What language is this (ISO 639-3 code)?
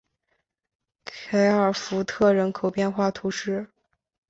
zho